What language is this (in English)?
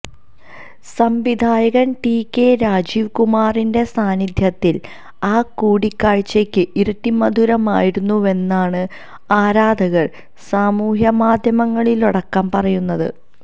Malayalam